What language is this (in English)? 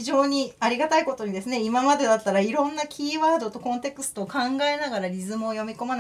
Japanese